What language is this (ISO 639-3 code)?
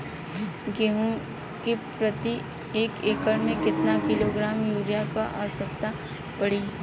bho